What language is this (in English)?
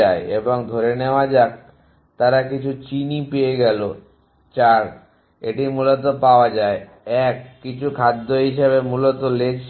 Bangla